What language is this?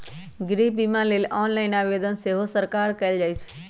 Magahi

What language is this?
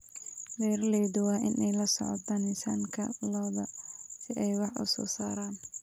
Somali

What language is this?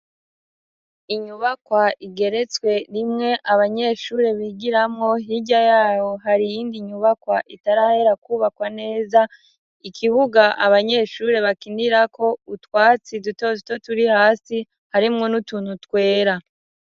Rundi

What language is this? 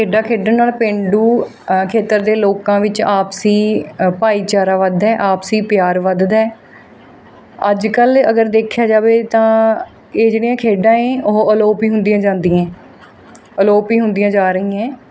Punjabi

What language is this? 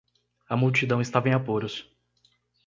Portuguese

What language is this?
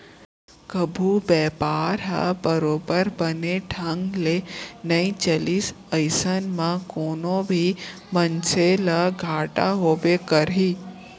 Chhattisgarhi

